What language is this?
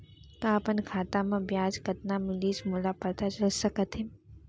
Chhattisgarhi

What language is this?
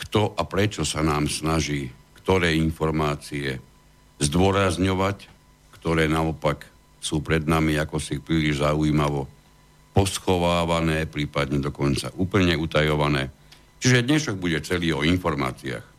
Slovak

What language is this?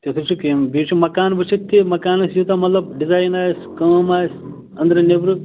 Kashmiri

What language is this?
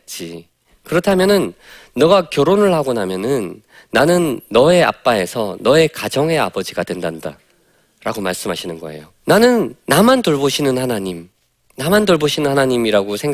Korean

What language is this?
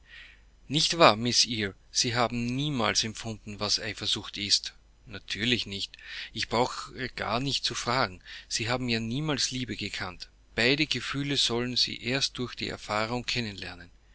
German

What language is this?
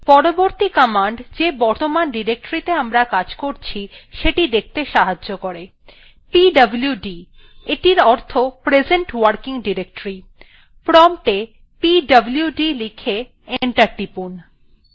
Bangla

